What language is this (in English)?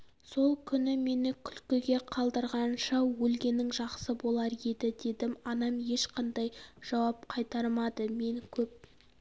Kazakh